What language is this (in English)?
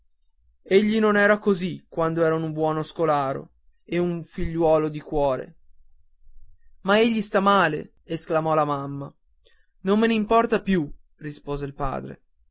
Italian